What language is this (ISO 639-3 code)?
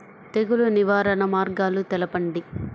tel